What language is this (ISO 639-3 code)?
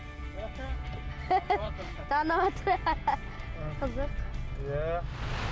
kaz